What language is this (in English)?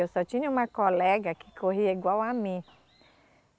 Portuguese